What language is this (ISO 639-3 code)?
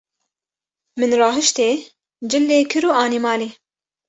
kur